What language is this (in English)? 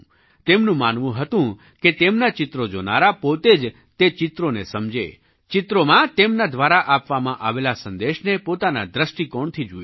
Gujarati